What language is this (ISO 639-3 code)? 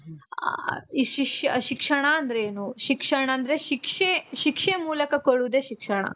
kan